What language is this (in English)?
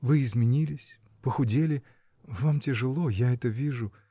Russian